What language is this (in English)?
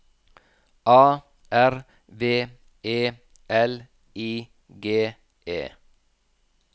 Norwegian